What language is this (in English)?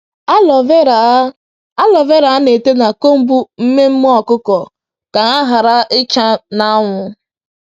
Igbo